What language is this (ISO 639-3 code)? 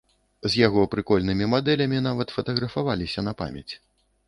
bel